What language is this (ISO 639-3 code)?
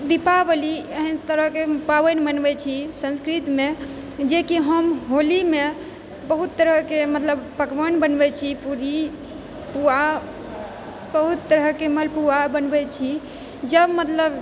mai